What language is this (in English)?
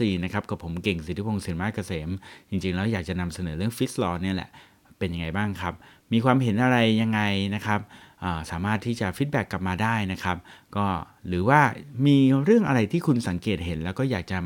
Thai